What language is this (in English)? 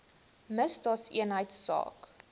Afrikaans